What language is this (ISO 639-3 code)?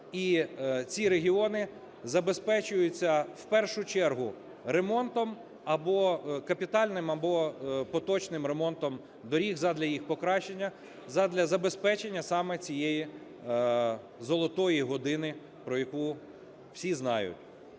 ukr